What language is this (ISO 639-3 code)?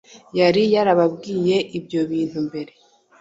kin